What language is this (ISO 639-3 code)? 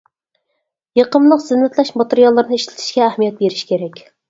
uig